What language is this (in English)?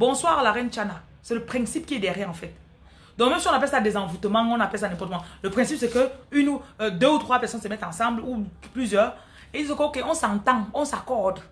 French